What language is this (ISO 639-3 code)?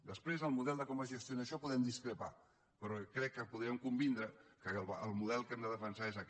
cat